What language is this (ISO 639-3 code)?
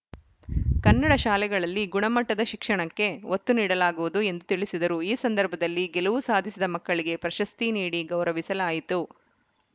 kan